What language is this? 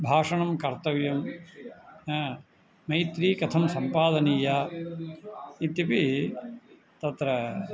Sanskrit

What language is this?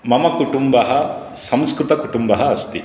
Sanskrit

